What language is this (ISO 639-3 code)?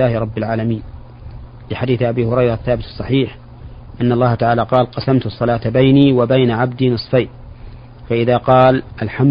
ara